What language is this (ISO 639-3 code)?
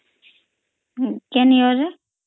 ori